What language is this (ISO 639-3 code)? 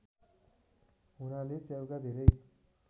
nep